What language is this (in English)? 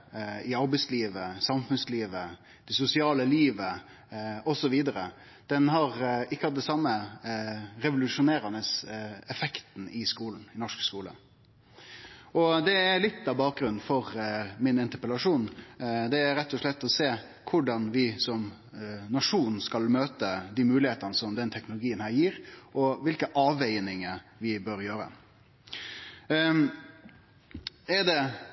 Norwegian Nynorsk